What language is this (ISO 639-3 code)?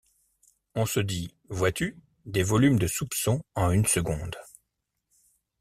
fra